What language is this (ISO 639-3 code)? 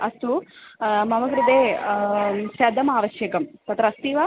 san